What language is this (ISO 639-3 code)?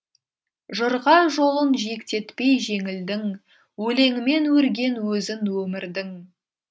kaz